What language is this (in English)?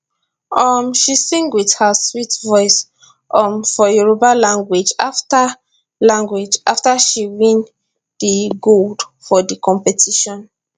Nigerian Pidgin